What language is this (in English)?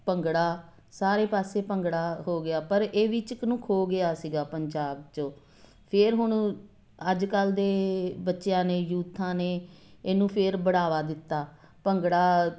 Punjabi